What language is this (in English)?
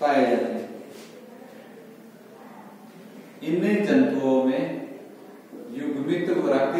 Hindi